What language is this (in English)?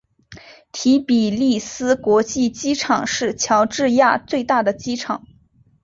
Chinese